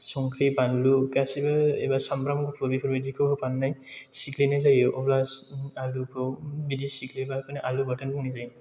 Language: Bodo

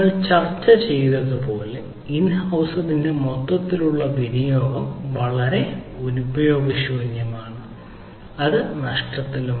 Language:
Malayalam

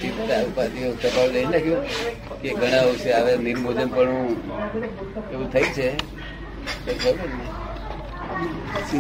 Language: Gujarati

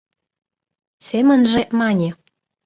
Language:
Mari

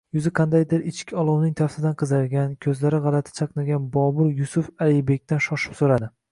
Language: Uzbek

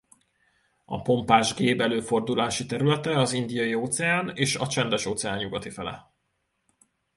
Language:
Hungarian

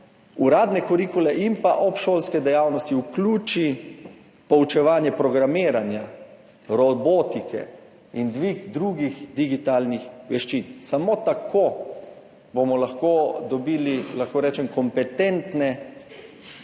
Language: Slovenian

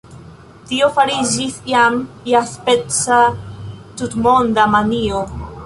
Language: Esperanto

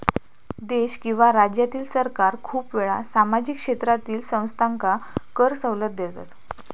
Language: Marathi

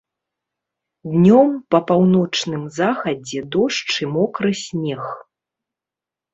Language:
Belarusian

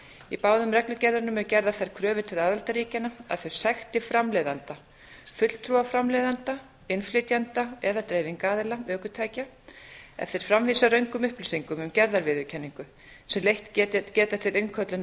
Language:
Icelandic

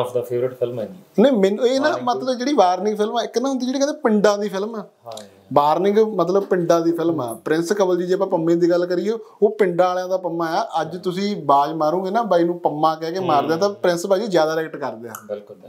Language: Punjabi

